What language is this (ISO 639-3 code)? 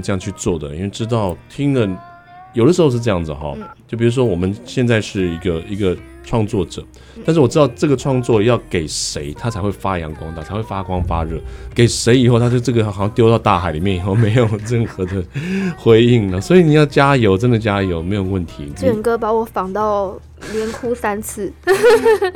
zho